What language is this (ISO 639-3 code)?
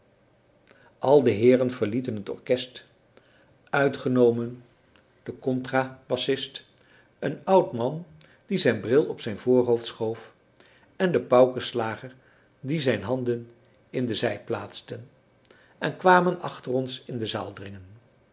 nld